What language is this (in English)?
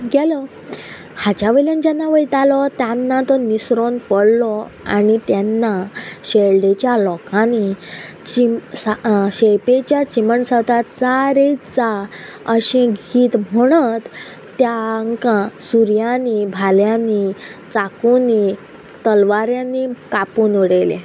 Konkani